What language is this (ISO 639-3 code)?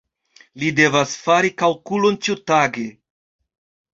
epo